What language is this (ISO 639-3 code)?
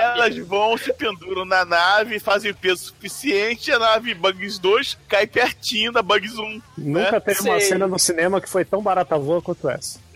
por